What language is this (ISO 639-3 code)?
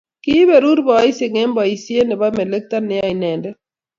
kln